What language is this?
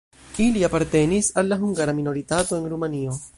Esperanto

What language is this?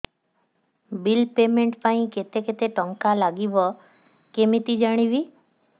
Odia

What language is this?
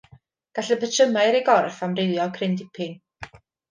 Welsh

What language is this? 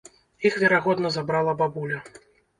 Belarusian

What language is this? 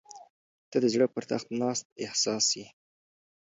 Pashto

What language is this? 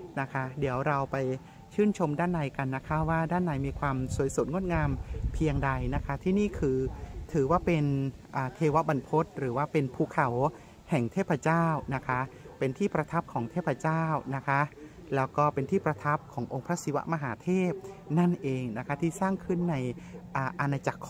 Thai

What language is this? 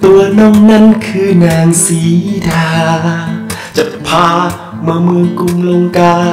Thai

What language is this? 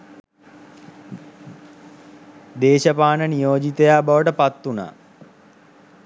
Sinhala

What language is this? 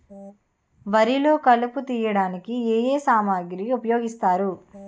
Telugu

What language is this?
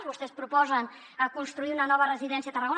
Catalan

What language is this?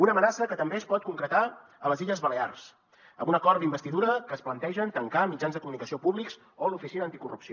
Catalan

